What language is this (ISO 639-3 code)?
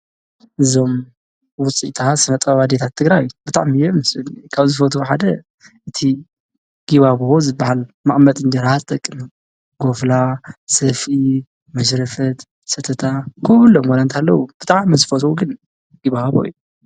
tir